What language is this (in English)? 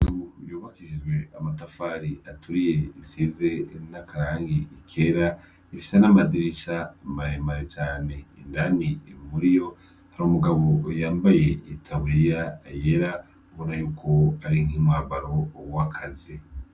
Rundi